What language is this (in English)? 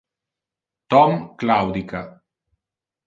Interlingua